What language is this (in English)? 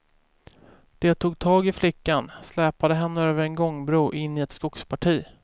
Swedish